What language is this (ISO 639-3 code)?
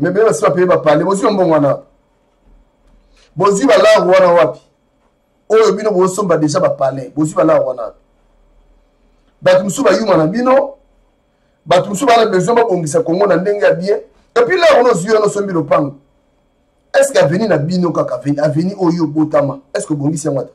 fra